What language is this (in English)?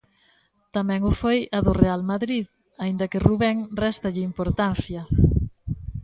Galician